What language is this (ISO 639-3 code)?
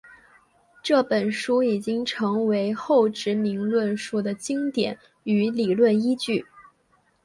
zho